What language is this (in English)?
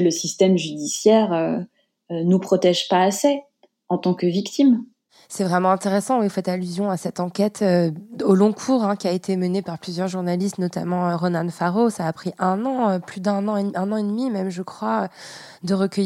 French